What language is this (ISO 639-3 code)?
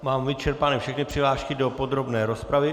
ces